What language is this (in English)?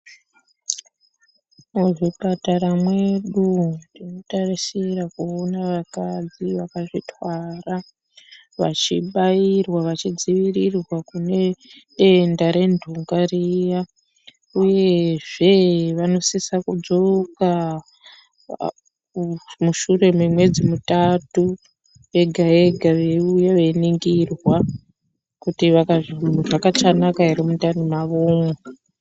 Ndau